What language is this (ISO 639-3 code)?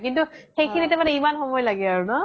asm